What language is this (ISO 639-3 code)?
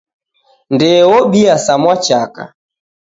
dav